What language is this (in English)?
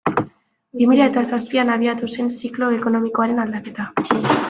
Basque